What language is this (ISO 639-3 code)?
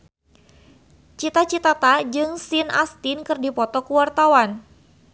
sun